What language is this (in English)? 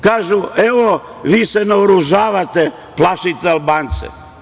Serbian